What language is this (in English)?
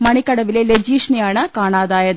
Malayalam